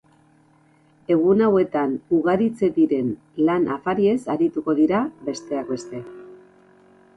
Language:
Basque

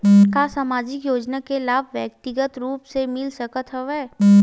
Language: Chhattisgarhi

